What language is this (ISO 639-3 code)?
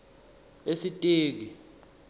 ssw